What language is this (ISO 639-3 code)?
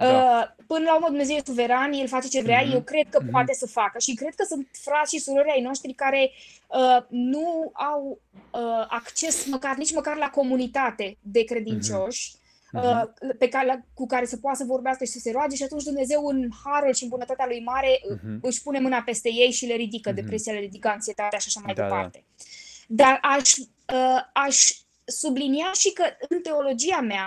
ron